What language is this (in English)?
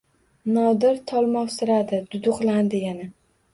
Uzbek